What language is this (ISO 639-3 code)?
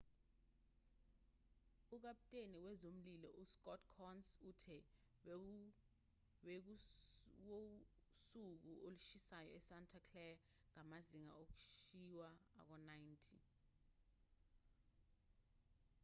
zul